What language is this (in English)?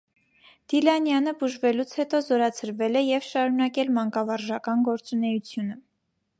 Armenian